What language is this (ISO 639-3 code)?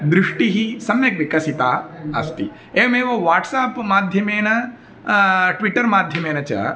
san